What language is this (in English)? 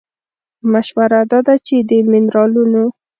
Pashto